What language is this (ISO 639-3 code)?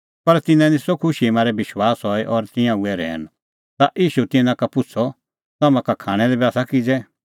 kfx